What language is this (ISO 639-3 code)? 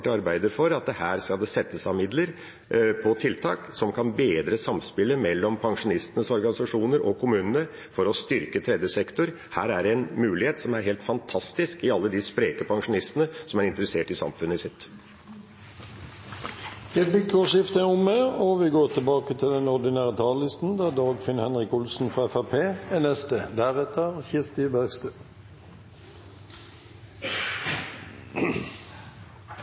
nor